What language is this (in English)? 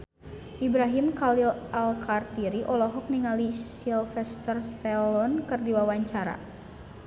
Sundanese